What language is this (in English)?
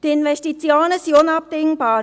Swiss German